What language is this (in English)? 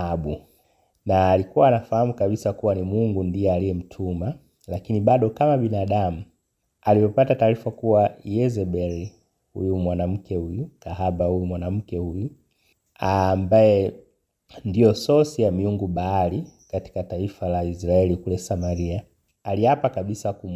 Swahili